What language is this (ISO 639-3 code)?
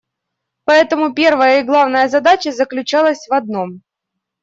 rus